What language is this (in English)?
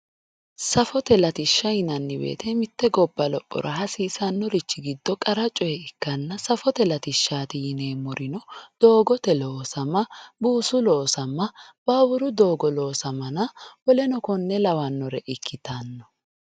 Sidamo